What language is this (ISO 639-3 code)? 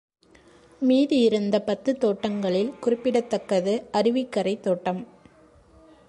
tam